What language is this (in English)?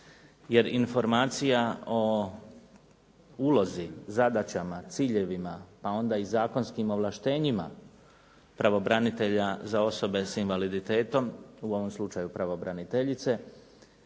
Croatian